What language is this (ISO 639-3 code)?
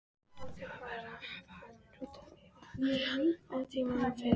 isl